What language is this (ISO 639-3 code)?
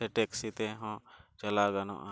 sat